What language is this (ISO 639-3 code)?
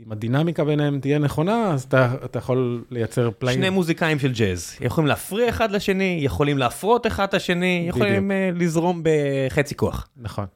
heb